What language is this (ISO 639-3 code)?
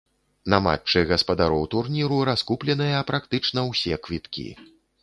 bel